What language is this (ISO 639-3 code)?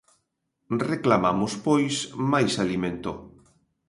glg